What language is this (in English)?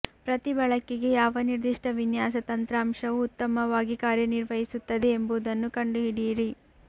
Kannada